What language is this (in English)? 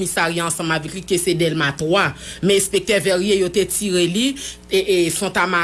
French